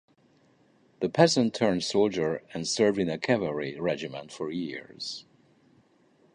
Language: English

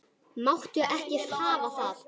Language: Icelandic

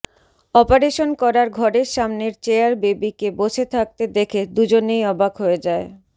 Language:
Bangla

